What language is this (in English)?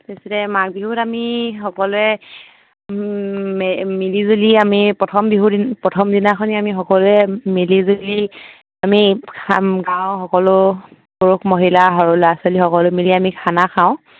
Assamese